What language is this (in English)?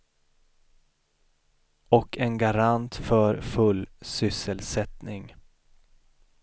Swedish